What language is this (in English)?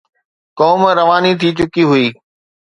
Sindhi